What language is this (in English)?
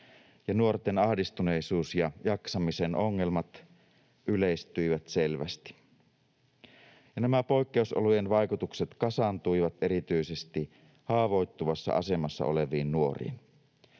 Finnish